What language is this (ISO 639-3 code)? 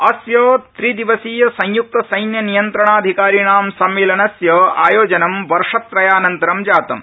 san